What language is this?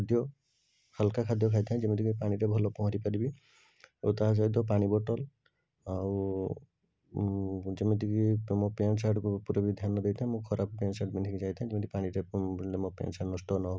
Odia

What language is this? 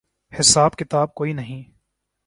Urdu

